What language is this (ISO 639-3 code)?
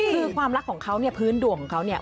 tha